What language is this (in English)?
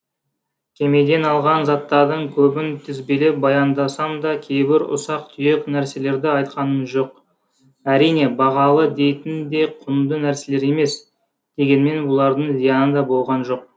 Kazakh